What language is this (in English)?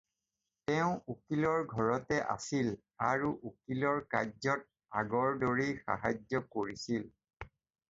Assamese